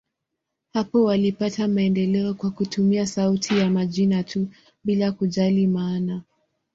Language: Swahili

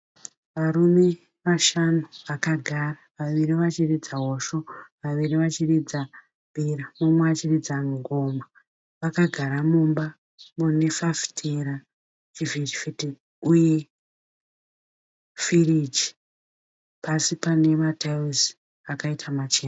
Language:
Shona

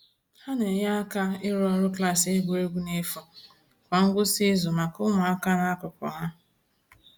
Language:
Igbo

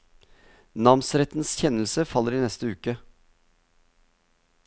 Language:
Norwegian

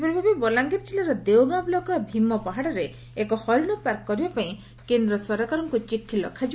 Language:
Odia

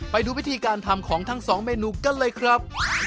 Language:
Thai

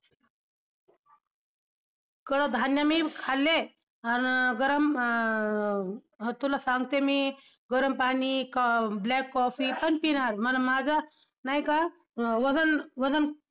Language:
Marathi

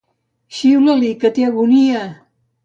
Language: Catalan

